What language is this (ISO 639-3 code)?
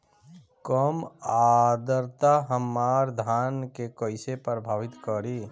bho